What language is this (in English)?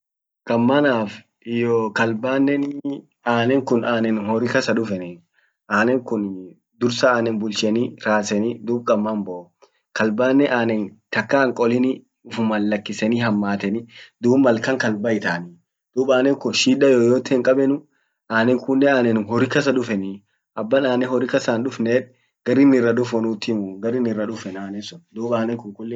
Orma